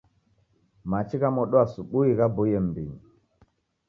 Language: Taita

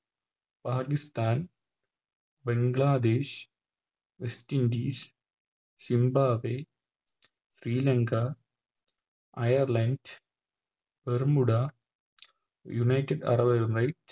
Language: Malayalam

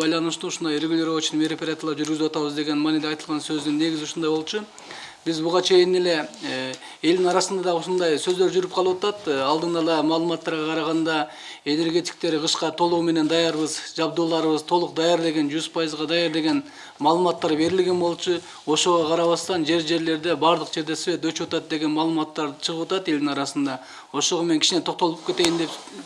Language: Russian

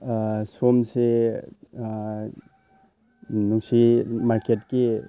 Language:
Manipuri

